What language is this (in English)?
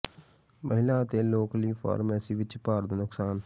Punjabi